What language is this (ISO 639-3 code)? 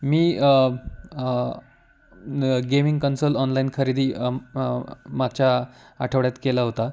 mar